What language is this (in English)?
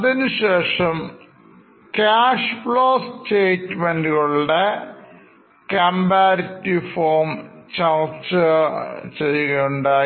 Malayalam